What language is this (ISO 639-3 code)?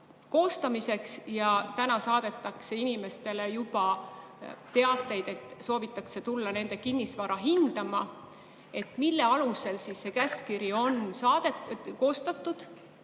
est